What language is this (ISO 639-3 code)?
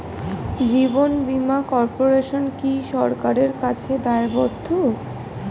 ben